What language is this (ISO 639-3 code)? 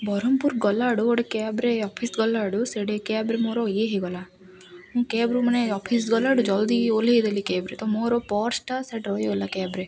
ori